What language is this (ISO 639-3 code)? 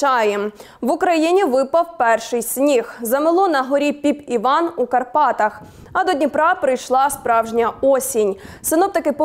ukr